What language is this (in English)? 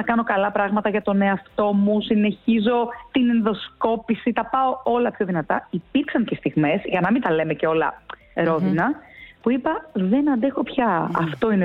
Greek